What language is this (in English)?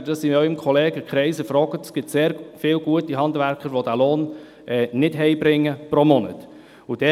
Swiss German